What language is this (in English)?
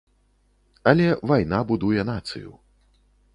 Belarusian